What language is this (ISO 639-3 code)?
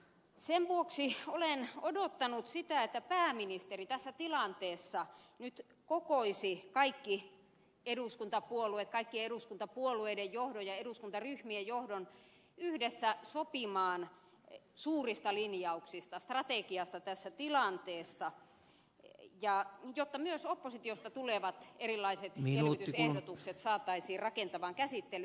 fin